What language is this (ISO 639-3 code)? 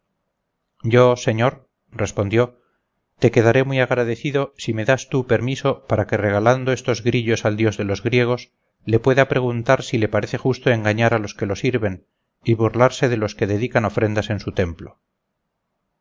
spa